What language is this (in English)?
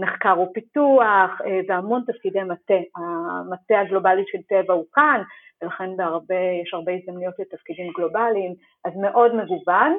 Hebrew